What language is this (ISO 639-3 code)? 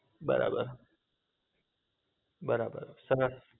guj